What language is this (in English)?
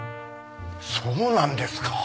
Japanese